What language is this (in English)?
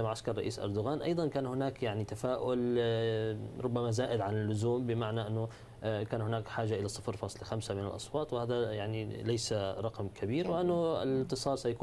Arabic